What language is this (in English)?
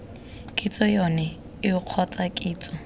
Tswana